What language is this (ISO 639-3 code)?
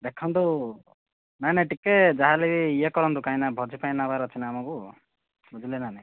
ori